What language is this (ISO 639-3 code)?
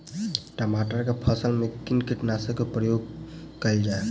mai